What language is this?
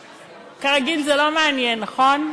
Hebrew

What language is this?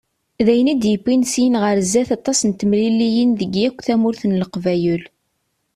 Kabyle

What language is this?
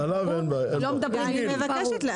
Hebrew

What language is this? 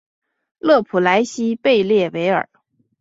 Chinese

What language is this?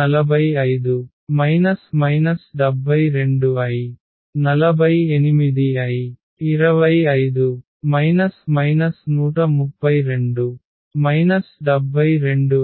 Telugu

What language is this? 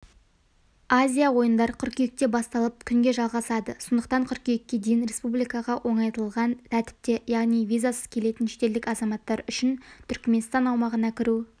Kazakh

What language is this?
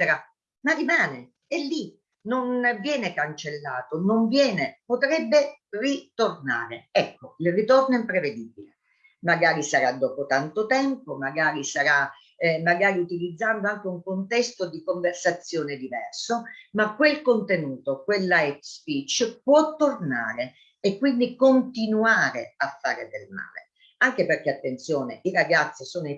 Italian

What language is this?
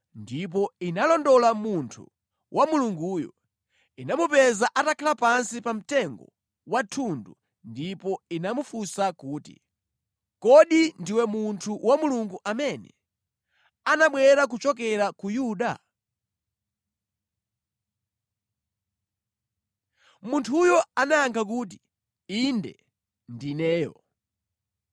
Nyanja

